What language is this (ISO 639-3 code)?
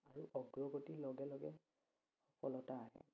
asm